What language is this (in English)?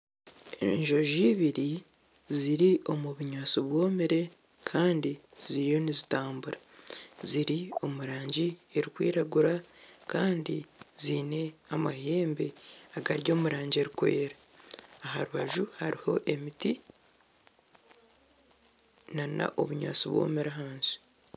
Nyankole